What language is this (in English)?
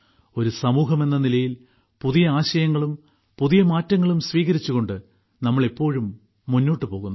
Malayalam